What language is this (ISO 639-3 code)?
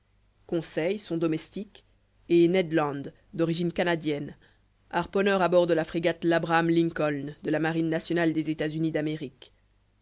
fra